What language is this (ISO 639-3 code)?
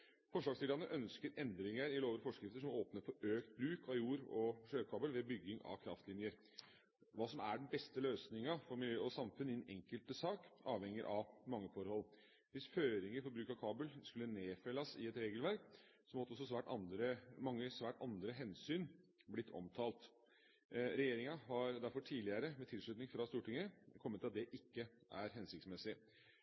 nob